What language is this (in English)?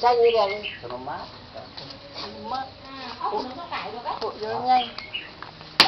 Vietnamese